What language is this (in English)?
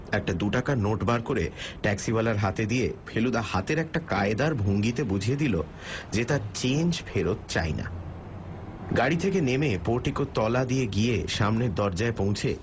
Bangla